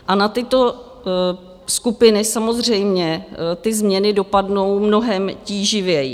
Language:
Czech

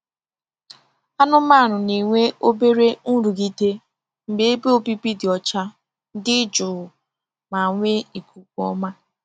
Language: Igbo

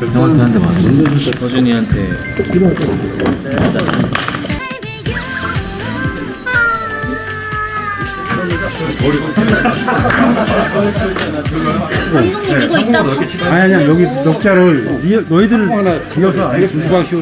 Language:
Korean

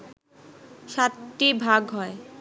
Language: Bangla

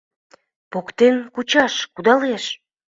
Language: Mari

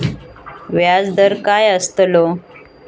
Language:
Marathi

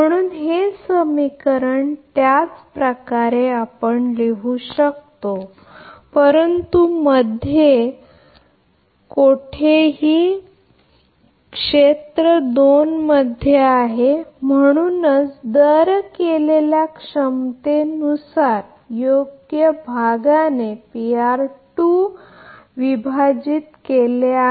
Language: Marathi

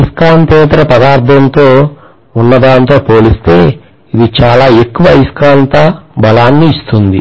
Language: Telugu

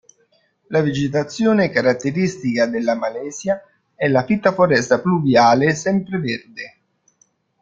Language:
Italian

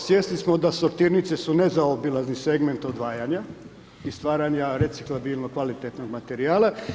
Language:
Croatian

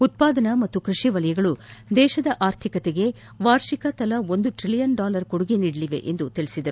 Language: Kannada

